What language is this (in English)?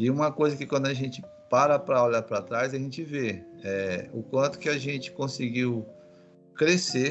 Portuguese